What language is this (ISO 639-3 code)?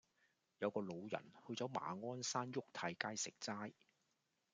yue